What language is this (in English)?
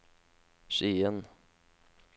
Norwegian